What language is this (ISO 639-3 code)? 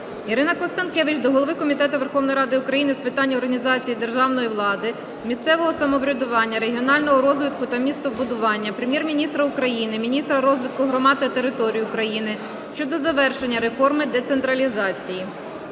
ukr